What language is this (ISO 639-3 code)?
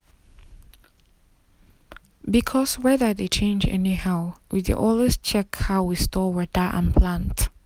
pcm